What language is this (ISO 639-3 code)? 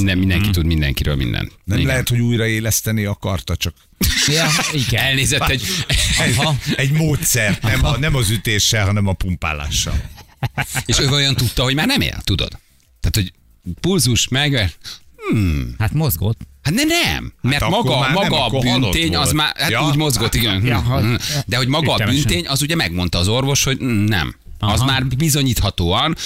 hun